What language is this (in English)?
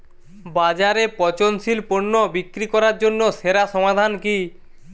Bangla